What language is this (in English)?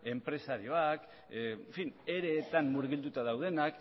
Basque